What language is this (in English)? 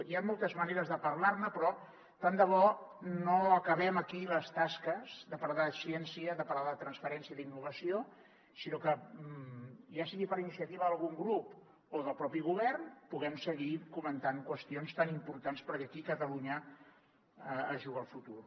Catalan